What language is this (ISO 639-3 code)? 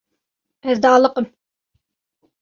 kur